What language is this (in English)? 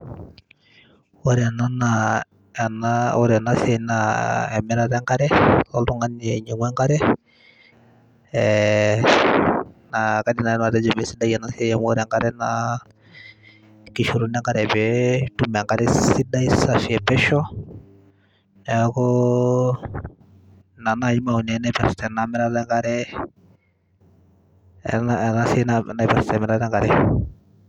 Masai